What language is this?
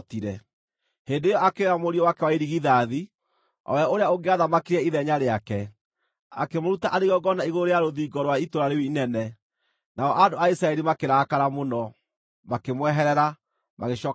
Kikuyu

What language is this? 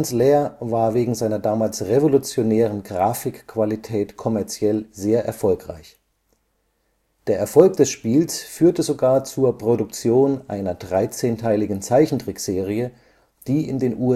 German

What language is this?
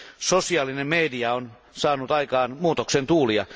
Finnish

